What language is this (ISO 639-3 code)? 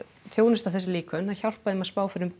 isl